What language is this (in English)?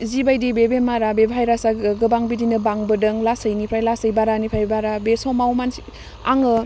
Bodo